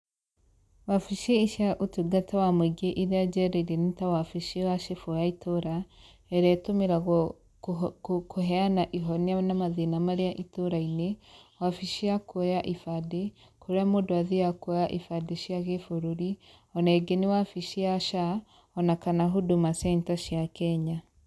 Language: Kikuyu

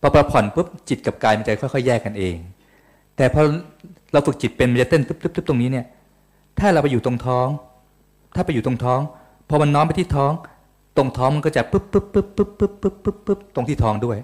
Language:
Thai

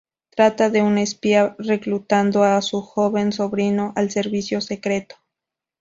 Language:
Spanish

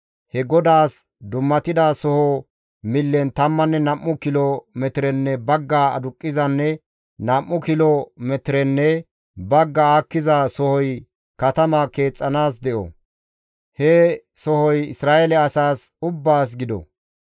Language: Gamo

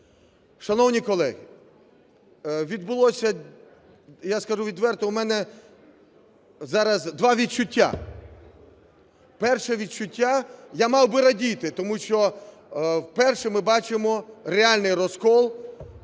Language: Ukrainian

